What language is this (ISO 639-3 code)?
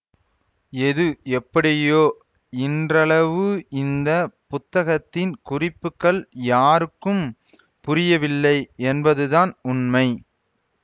tam